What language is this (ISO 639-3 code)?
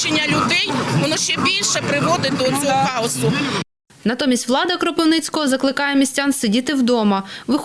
ukr